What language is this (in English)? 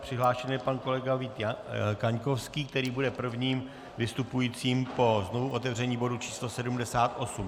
Czech